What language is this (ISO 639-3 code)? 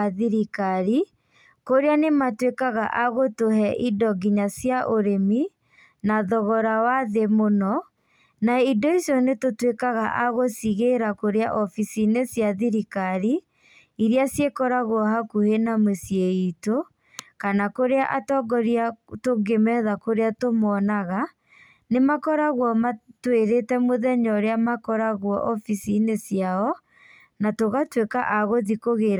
kik